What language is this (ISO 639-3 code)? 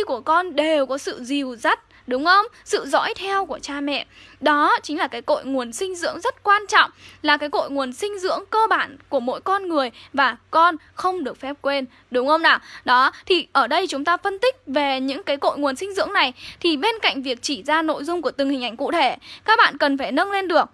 vie